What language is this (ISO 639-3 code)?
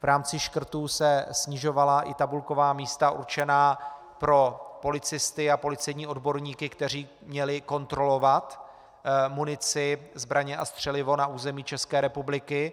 ces